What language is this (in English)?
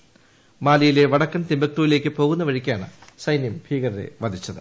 Malayalam